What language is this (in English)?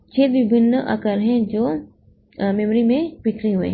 Hindi